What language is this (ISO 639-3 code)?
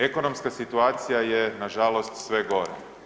hrv